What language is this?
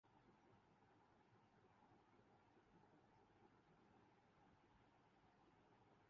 Urdu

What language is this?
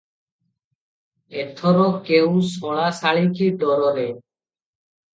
Odia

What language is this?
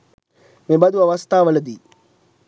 Sinhala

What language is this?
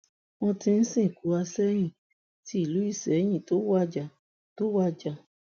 Yoruba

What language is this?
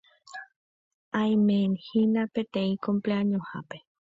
Guarani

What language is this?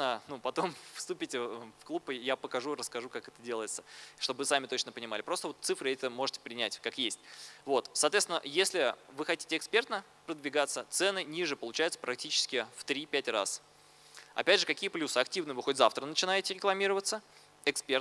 Russian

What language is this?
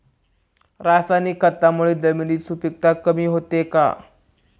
Marathi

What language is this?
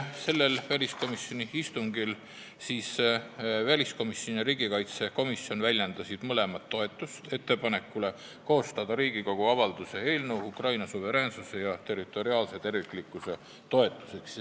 Estonian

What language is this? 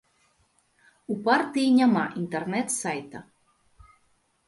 Belarusian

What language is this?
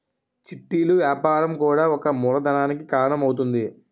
Telugu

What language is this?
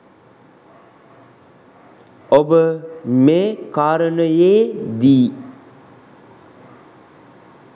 Sinhala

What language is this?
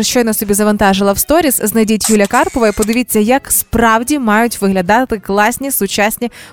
Ukrainian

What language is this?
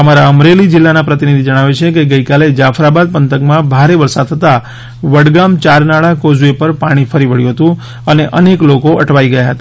Gujarati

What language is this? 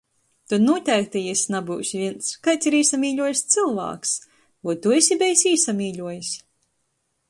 Latgalian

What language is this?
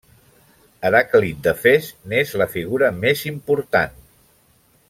Catalan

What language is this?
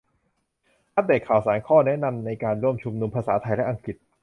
Thai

